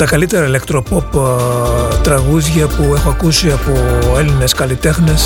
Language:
Greek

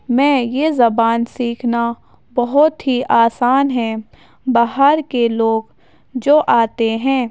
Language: Urdu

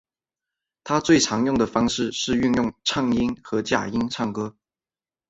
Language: Chinese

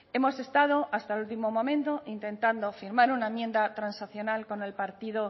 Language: Spanish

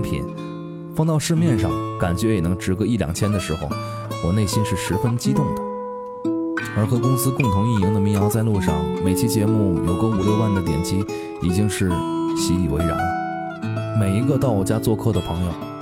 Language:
Chinese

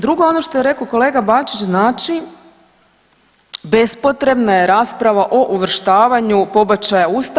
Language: Croatian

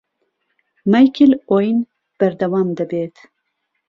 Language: Central Kurdish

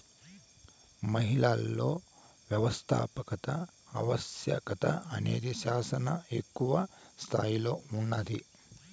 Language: Telugu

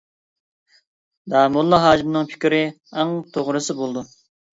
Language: Uyghur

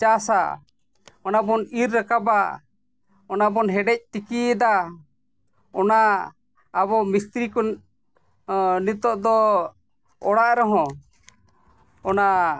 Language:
Santali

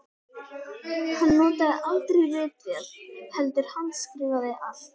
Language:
Icelandic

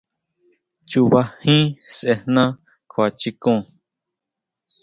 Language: Huautla Mazatec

